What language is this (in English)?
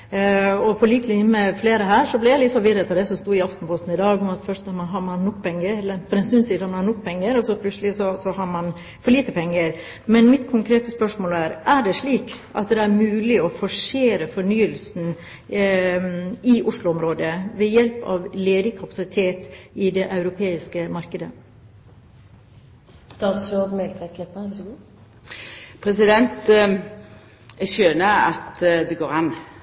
Norwegian